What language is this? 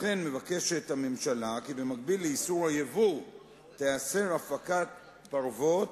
Hebrew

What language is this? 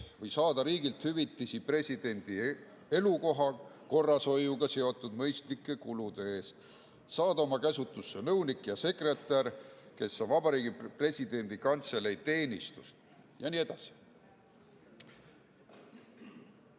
Estonian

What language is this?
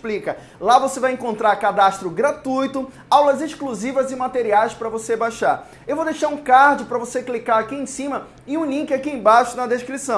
Portuguese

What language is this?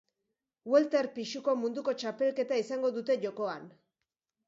Basque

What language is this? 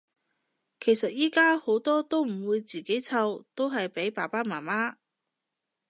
Cantonese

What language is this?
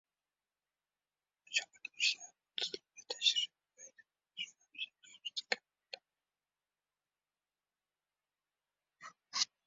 Uzbek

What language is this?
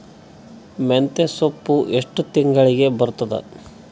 Kannada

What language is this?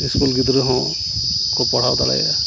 Santali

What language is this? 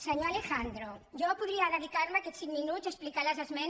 Catalan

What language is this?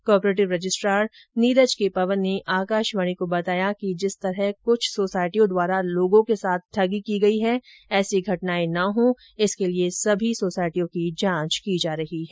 Hindi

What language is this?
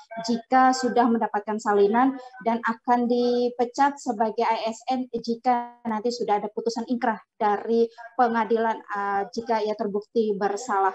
Indonesian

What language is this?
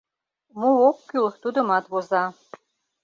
Mari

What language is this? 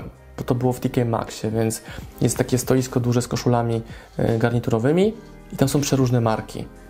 Polish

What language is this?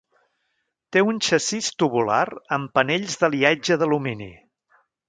Catalan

